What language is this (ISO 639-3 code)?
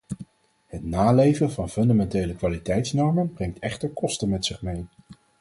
nld